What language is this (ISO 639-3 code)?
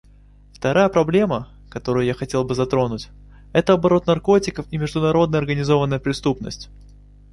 rus